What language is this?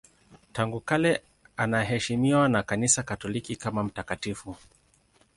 Swahili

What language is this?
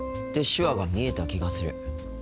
Japanese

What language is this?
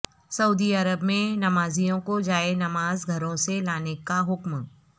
Urdu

